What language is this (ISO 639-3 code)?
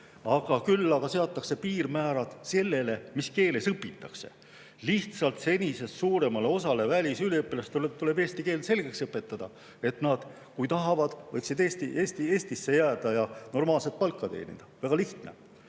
est